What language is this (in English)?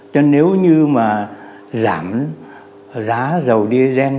Vietnamese